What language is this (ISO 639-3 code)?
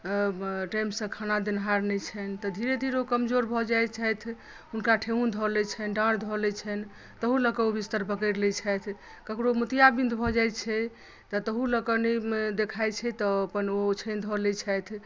mai